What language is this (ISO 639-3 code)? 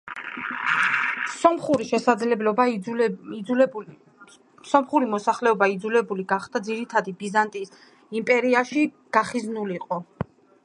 kat